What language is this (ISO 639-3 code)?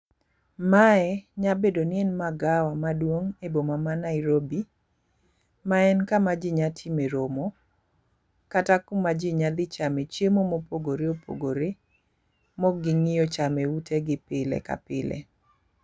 luo